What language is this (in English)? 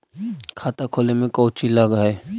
Magahi